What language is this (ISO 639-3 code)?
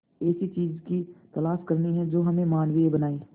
hin